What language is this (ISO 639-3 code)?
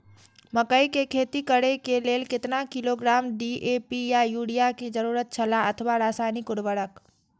mai